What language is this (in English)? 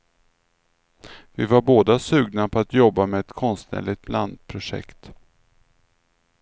Swedish